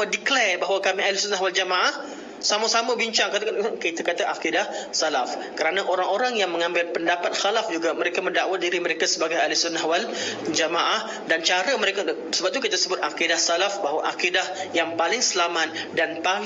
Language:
Malay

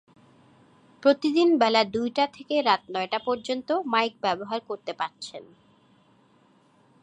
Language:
Bangla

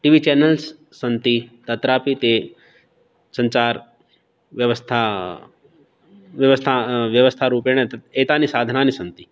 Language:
Sanskrit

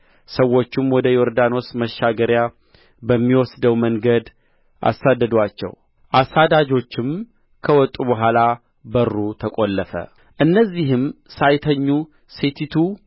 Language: Amharic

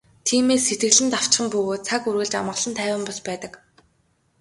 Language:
Mongolian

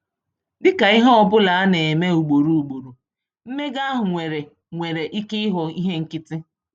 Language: Igbo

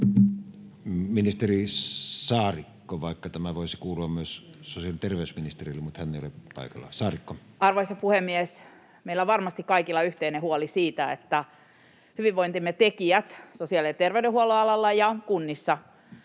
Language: Finnish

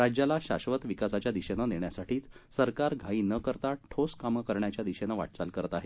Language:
Marathi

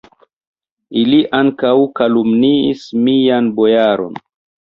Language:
Esperanto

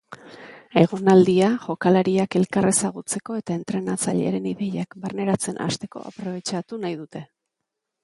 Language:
Basque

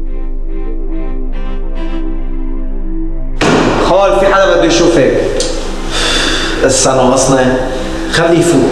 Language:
Arabic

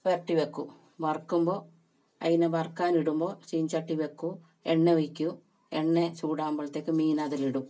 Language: Malayalam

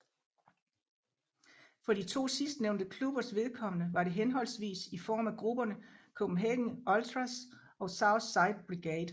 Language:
Danish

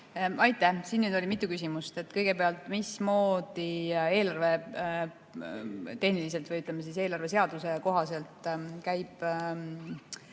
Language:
Estonian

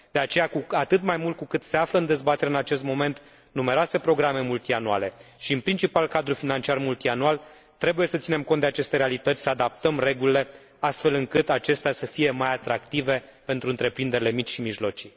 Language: Romanian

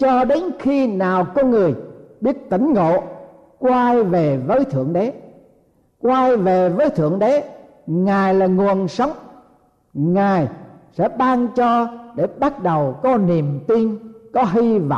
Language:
Vietnamese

